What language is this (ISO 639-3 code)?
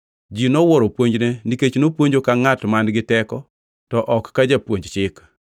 luo